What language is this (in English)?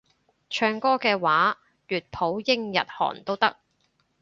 Cantonese